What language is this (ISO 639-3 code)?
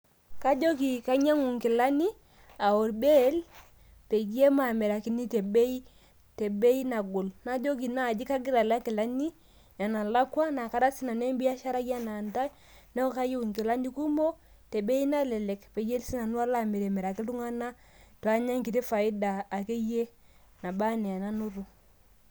mas